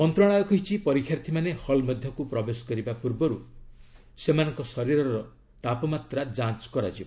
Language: Odia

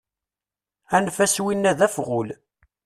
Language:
Kabyle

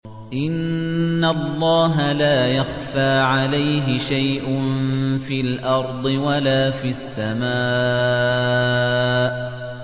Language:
Arabic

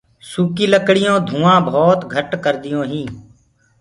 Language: Gurgula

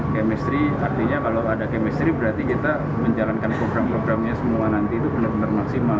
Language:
Indonesian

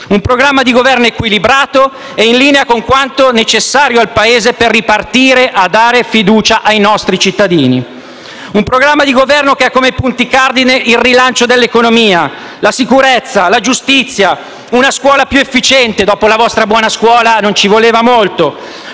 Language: Italian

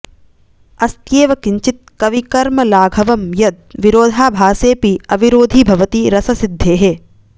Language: Sanskrit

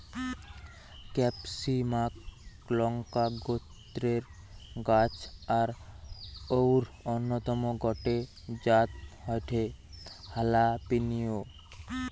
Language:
Bangla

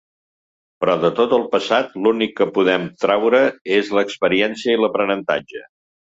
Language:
Catalan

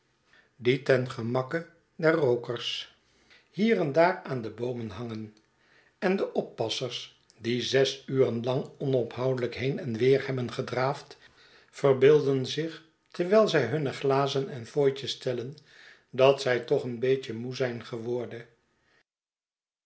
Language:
Dutch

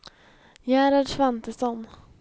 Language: Swedish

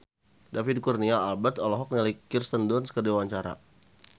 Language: Sundanese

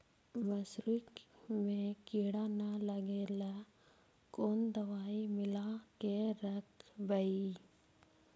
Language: Magahi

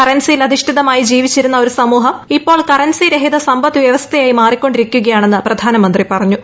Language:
Malayalam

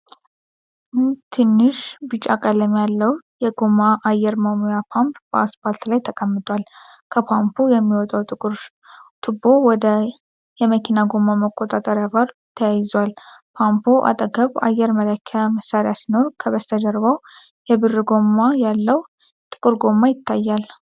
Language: Amharic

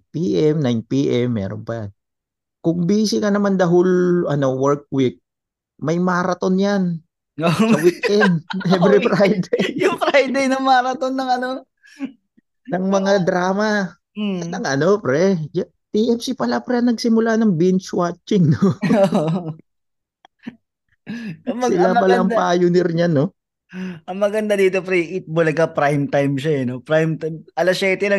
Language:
Filipino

